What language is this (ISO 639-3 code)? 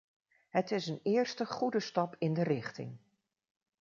nld